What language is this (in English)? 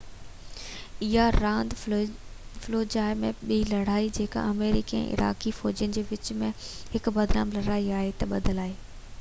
Sindhi